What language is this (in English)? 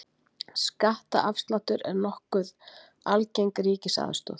Icelandic